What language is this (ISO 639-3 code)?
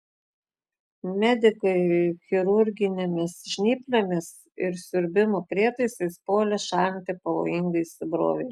lit